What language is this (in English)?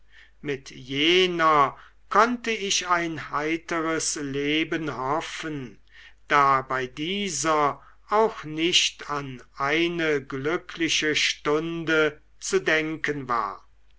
German